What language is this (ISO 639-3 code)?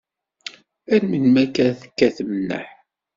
kab